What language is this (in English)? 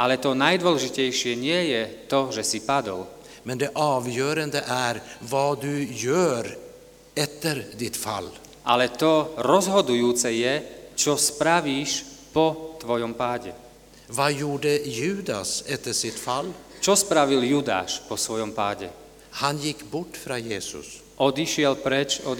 Slovak